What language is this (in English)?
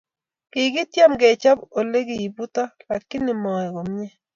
Kalenjin